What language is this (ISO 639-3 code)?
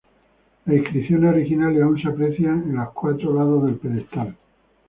spa